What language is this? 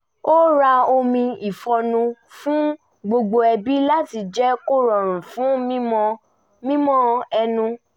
Yoruba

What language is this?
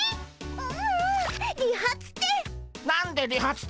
Japanese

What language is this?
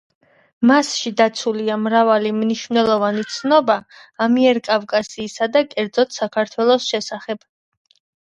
Georgian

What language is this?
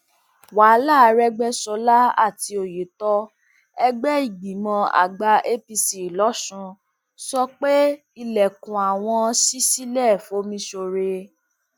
Yoruba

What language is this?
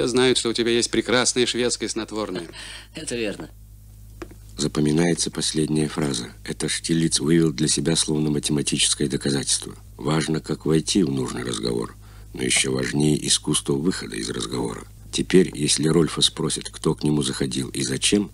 Russian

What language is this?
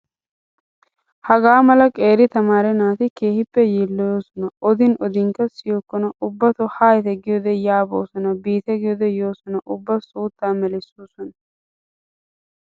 Wolaytta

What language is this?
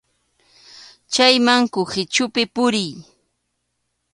Arequipa-La Unión Quechua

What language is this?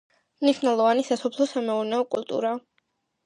Georgian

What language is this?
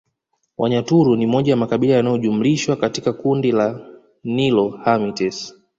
Swahili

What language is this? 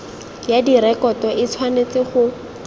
Tswana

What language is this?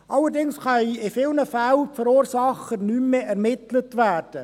Swiss German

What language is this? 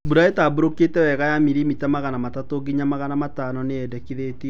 Kikuyu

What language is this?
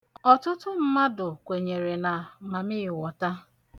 Igbo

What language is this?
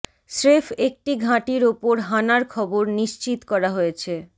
Bangla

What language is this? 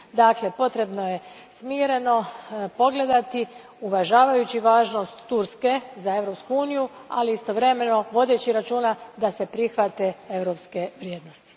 Croatian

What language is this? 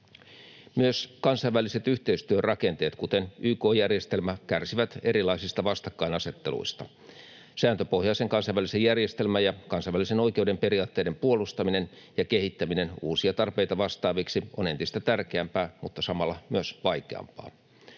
Finnish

